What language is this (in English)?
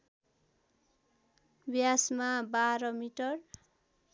Nepali